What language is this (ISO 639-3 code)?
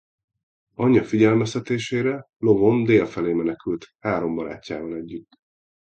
hun